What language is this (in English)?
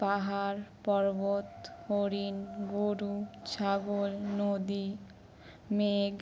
Bangla